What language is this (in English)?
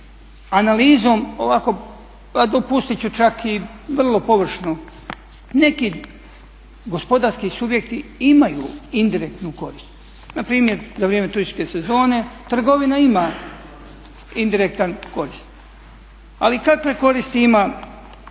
Croatian